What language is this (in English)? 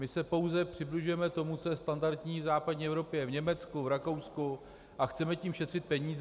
Czech